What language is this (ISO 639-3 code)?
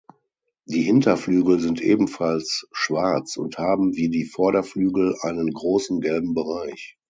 deu